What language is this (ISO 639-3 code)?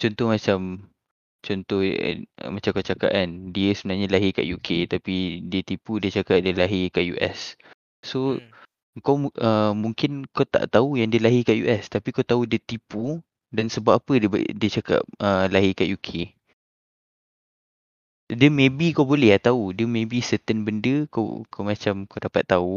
msa